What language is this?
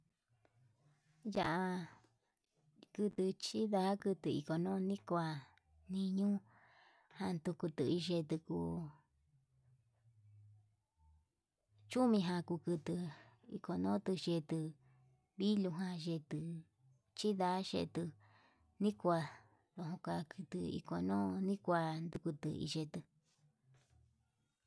Yutanduchi Mixtec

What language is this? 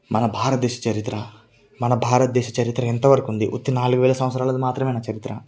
Telugu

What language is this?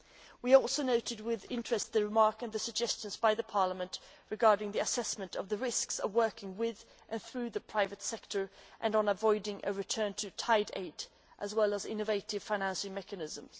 English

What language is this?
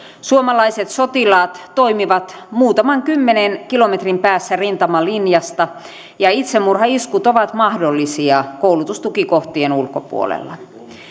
Finnish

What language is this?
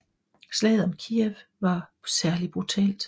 Danish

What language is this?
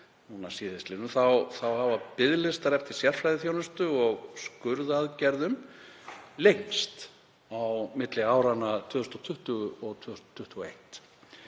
Icelandic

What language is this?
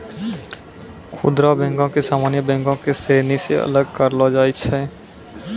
Maithili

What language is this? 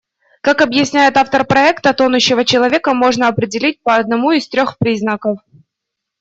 Russian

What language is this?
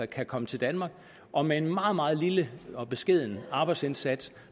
Danish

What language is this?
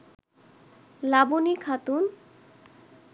Bangla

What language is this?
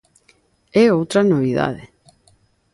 Galician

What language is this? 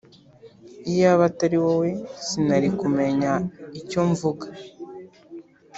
Kinyarwanda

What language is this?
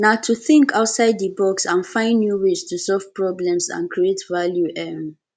Nigerian Pidgin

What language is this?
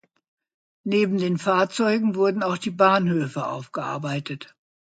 German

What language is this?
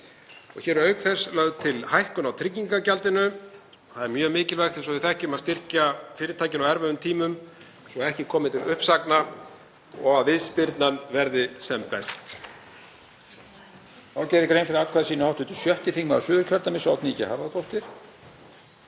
Icelandic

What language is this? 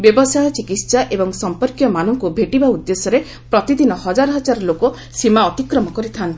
Odia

